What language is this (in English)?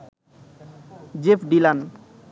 Bangla